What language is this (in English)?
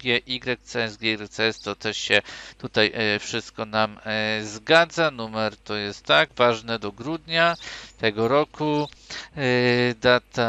Polish